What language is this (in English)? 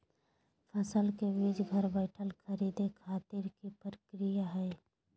Magahi